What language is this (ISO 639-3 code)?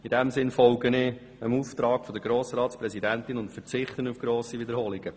gsw